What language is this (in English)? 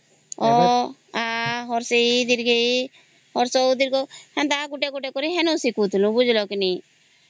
Odia